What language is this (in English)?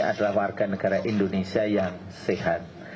Indonesian